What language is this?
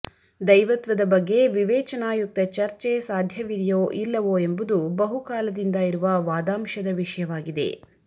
Kannada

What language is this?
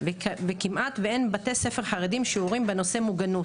Hebrew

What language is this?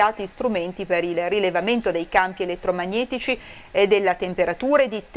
Italian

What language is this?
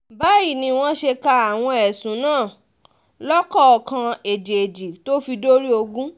Yoruba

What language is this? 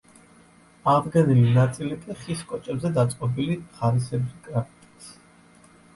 Georgian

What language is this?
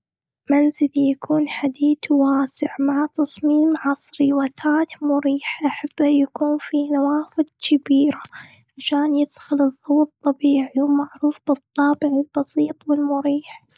Gulf Arabic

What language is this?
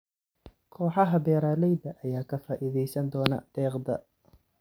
Somali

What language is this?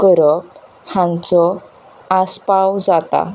Konkani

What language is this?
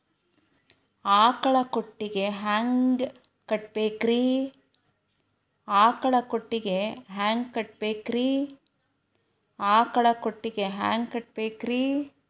Kannada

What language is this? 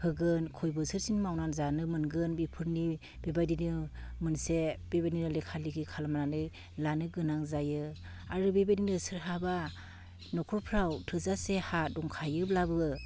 Bodo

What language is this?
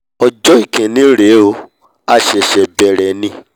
Yoruba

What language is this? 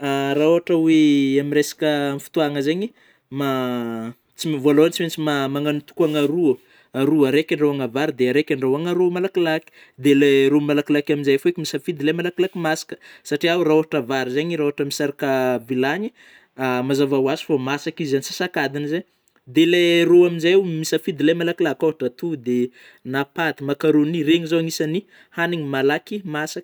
Northern Betsimisaraka Malagasy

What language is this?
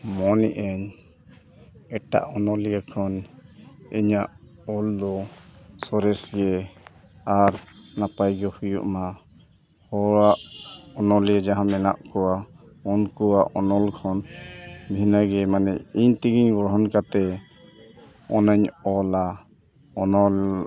Santali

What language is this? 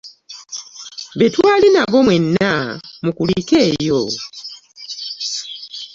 Ganda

